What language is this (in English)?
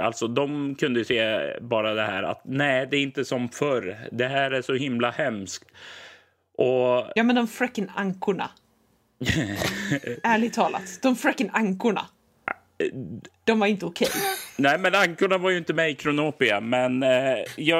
Swedish